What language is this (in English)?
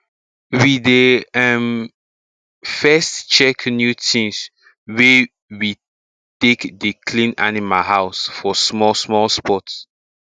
Nigerian Pidgin